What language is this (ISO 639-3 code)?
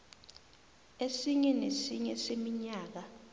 nbl